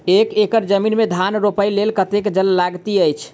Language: Maithili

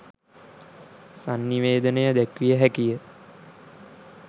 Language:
Sinhala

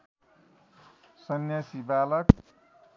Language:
Nepali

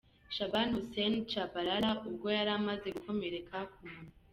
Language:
Kinyarwanda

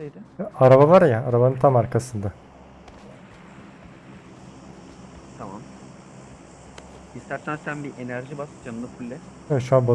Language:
Turkish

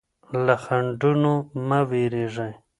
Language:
Pashto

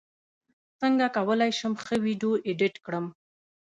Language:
Pashto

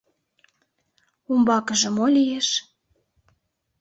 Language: Mari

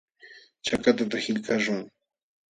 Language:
Jauja Wanca Quechua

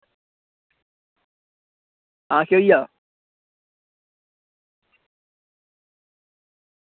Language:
Dogri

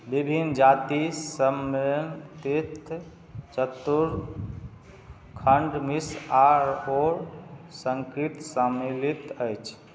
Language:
Maithili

